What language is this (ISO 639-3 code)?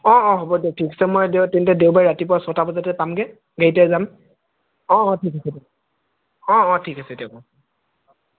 asm